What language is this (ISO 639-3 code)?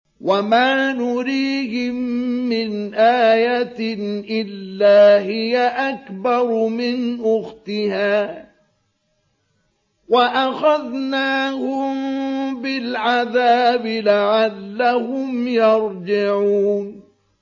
ara